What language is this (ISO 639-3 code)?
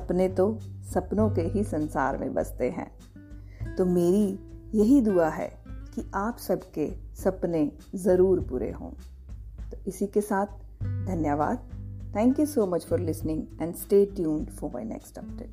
hin